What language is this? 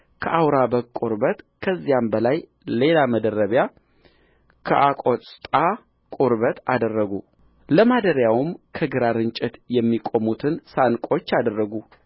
Amharic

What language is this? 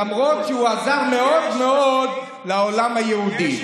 Hebrew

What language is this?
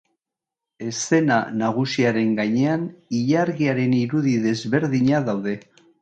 Basque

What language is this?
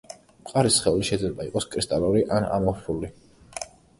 Georgian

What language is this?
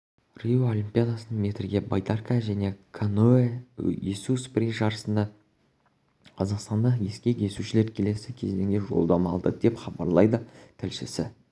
Kazakh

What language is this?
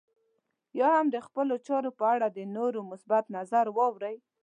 Pashto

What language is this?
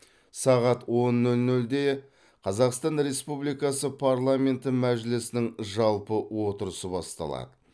Kazakh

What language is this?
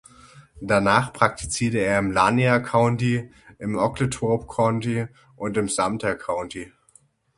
German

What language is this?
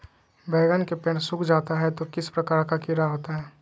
Magahi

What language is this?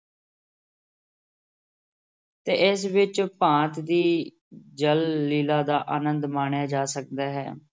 Punjabi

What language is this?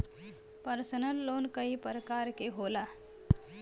Bhojpuri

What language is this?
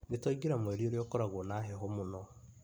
Kikuyu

